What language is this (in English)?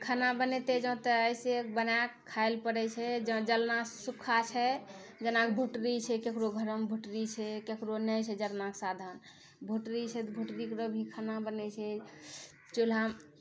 Maithili